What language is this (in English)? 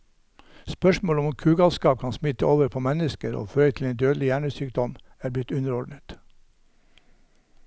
Norwegian